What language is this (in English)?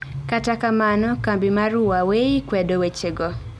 Luo (Kenya and Tanzania)